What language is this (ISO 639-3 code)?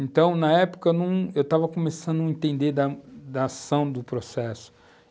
por